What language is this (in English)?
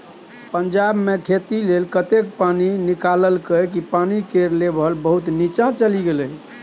Maithili